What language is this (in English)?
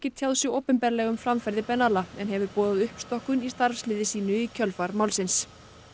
Icelandic